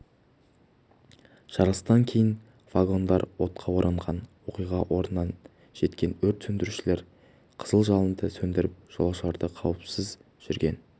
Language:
Kazakh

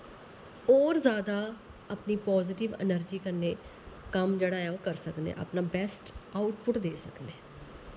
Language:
Dogri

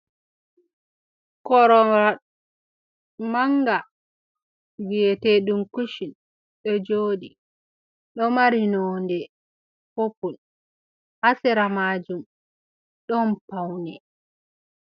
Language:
Fula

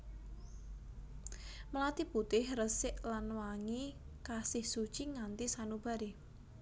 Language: Javanese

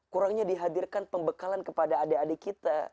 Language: Indonesian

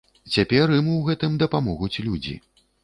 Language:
Belarusian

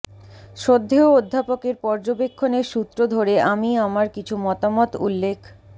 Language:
Bangla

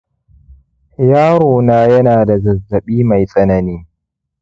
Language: Hausa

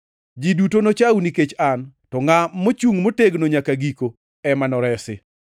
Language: Luo (Kenya and Tanzania)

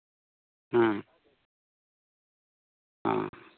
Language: Santali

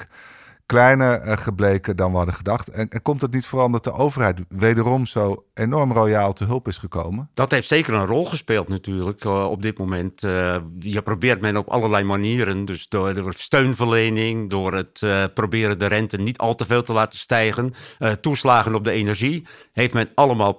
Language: Dutch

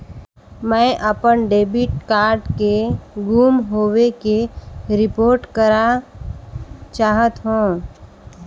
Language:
Chhattisgarhi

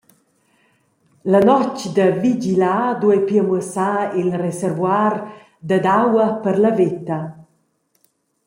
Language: Romansh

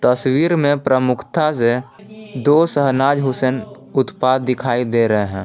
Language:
Hindi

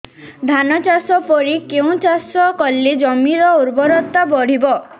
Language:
Odia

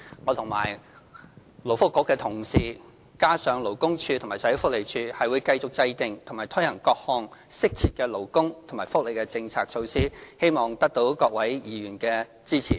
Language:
Cantonese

